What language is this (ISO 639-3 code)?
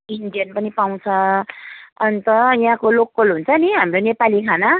nep